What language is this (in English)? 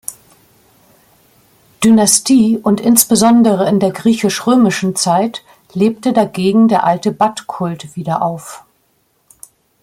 German